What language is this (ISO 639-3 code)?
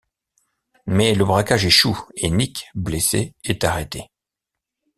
fra